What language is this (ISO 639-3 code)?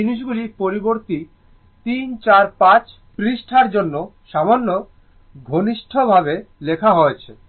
ben